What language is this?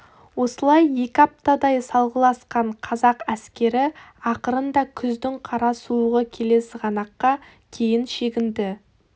Kazakh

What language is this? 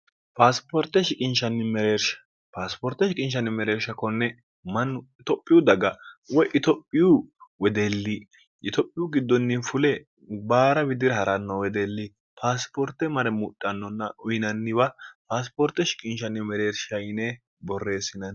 Sidamo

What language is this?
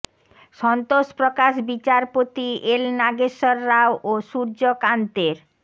Bangla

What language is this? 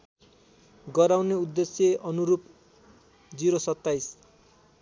Nepali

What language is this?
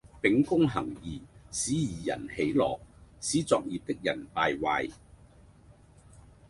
Cantonese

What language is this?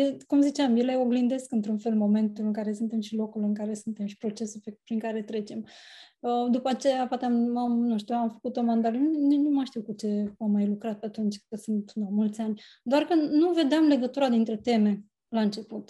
Romanian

